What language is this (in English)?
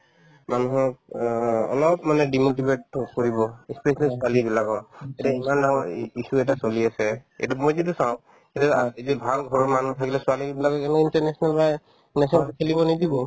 Assamese